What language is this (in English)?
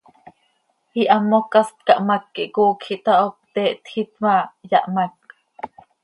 Seri